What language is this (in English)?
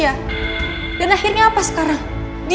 Indonesian